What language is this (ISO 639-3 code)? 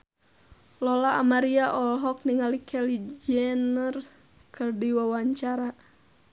sun